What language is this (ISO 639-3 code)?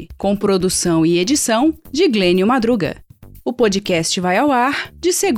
por